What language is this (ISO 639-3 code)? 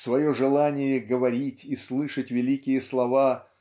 rus